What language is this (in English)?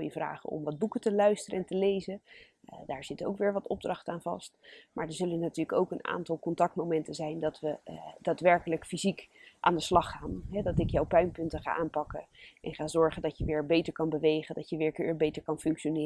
Dutch